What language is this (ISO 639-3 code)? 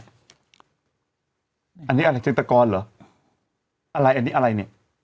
tha